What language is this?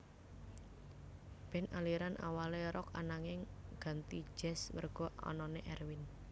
Javanese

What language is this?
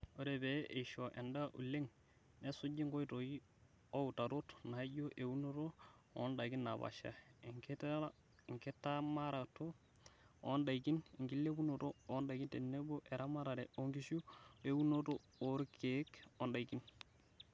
Masai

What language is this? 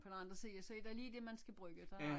Danish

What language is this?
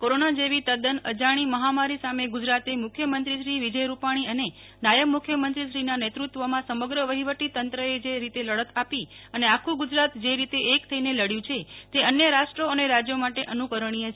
Gujarati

